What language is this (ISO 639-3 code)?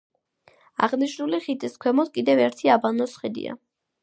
kat